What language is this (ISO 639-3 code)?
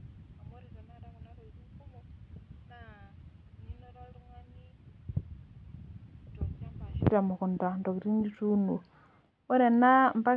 mas